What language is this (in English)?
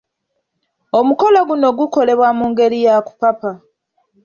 Ganda